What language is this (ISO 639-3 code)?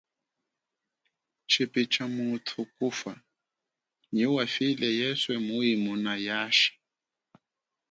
cjk